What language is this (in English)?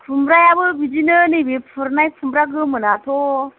Bodo